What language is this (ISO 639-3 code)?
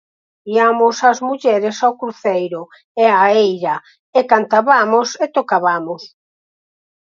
glg